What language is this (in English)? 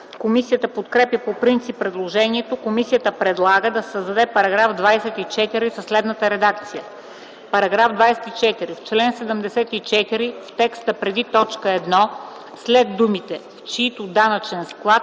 Bulgarian